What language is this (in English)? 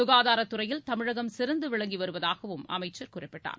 Tamil